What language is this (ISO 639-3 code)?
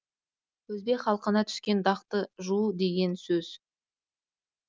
kaz